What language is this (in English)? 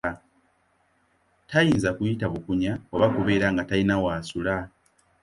Ganda